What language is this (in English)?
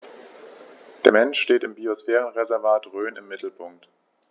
German